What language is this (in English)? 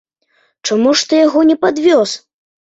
Belarusian